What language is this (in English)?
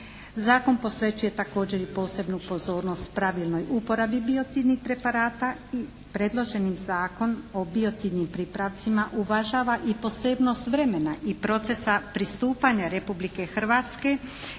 Croatian